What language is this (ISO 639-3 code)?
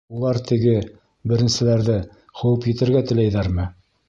bak